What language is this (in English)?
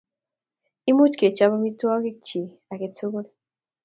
Kalenjin